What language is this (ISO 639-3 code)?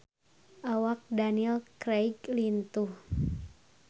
sun